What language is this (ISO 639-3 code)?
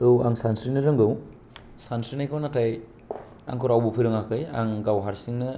brx